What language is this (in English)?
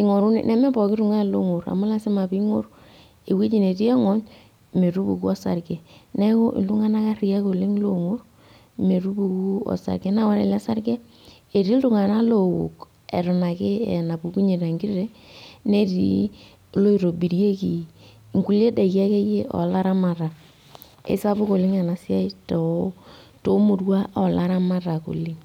Masai